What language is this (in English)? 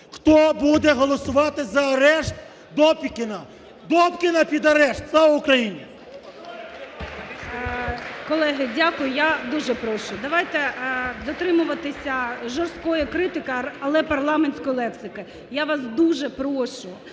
Ukrainian